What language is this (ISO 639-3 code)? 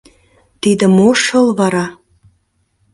chm